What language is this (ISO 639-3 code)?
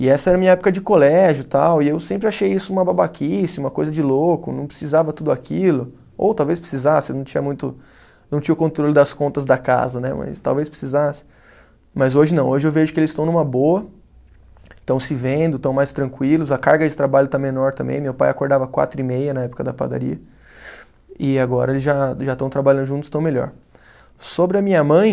por